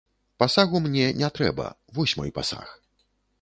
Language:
Belarusian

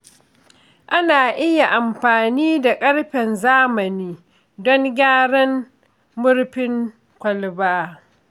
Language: Hausa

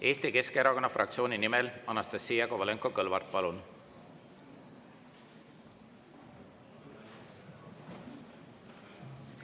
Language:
Estonian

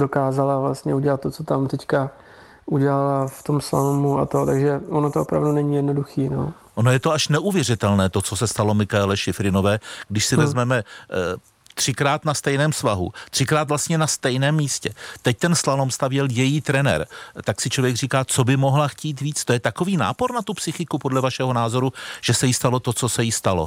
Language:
Czech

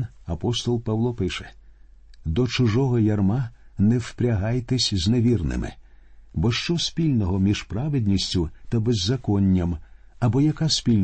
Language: Ukrainian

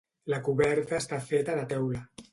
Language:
Catalan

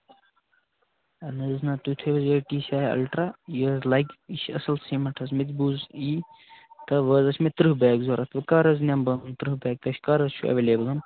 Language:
Kashmiri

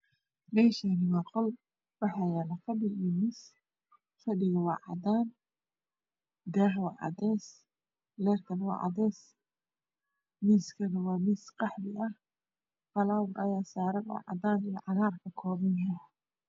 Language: Somali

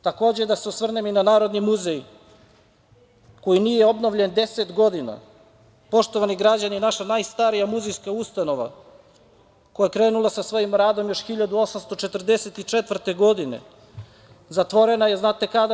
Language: Serbian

